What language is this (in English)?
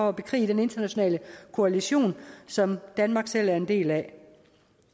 Danish